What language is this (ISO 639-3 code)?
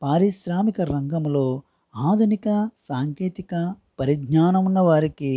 tel